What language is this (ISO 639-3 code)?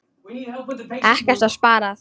isl